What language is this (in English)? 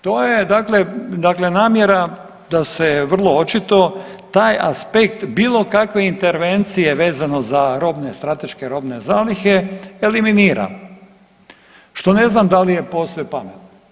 Croatian